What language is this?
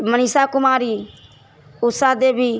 Maithili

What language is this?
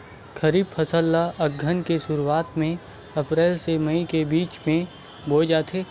Chhattisgarhi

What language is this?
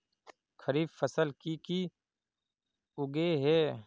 Magahi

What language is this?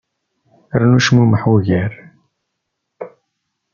Kabyle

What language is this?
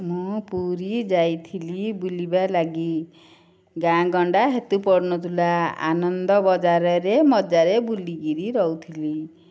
Odia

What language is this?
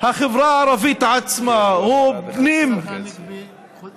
Hebrew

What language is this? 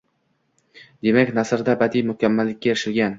Uzbek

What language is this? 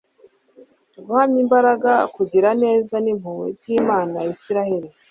Kinyarwanda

